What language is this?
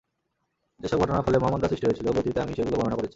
Bangla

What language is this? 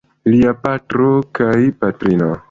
Esperanto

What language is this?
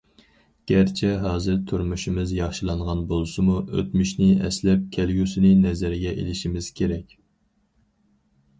Uyghur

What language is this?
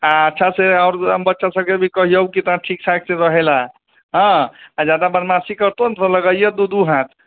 Maithili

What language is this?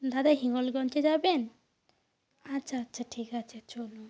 Bangla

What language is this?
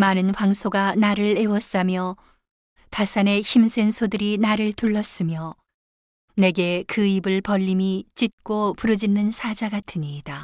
Korean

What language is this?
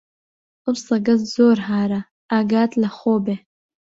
Central Kurdish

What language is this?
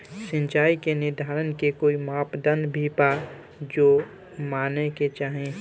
Bhojpuri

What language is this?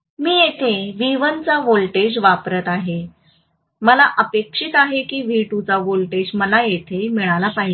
Marathi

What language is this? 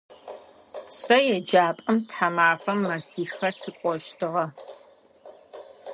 Adyghe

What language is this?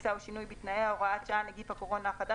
Hebrew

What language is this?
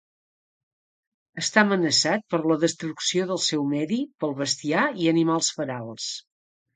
Catalan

